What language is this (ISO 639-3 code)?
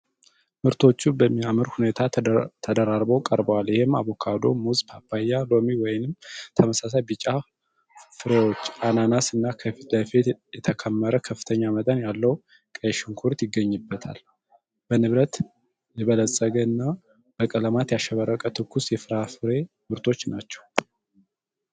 amh